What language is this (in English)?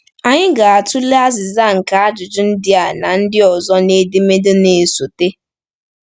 Igbo